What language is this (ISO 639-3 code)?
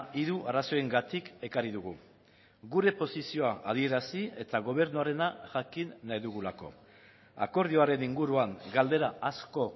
eus